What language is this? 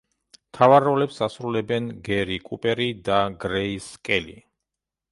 Georgian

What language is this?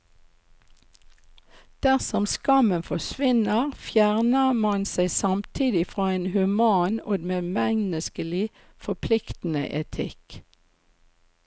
Norwegian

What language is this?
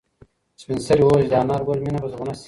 Pashto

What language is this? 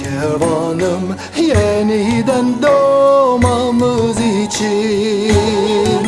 Turkish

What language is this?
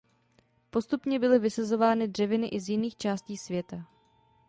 Czech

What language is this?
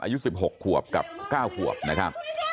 Thai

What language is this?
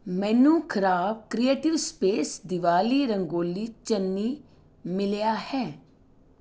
Punjabi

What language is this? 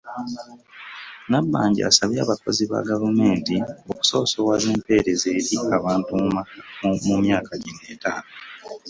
Ganda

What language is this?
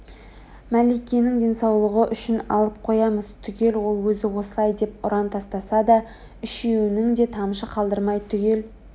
Kazakh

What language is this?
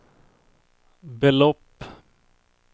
Swedish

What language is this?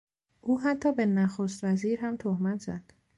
Persian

